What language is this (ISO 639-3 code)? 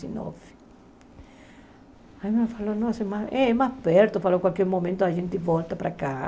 por